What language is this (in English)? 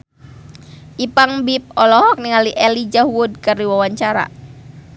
Sundanese